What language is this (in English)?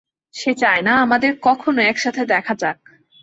Bangla